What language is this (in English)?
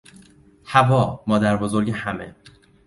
Persian